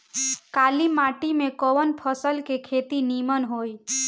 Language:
Bhojpuri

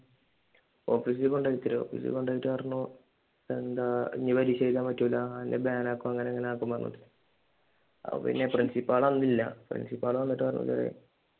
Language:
Malayalam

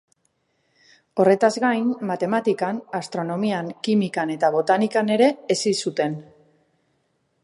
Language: Basque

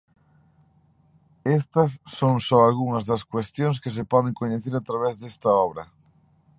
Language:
Galician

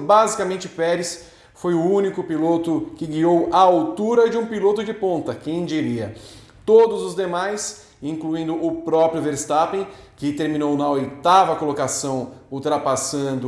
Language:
Portuguese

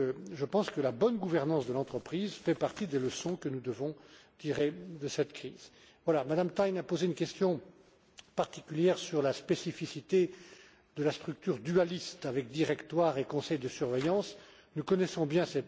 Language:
French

